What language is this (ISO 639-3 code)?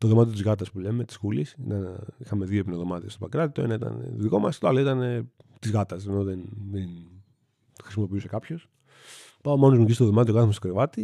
ell